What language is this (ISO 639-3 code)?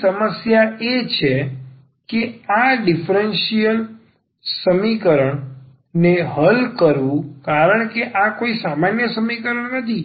guj